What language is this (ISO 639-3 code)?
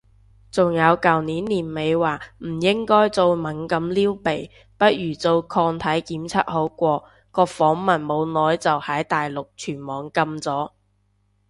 yue